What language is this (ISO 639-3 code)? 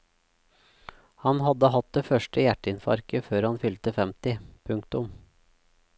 nor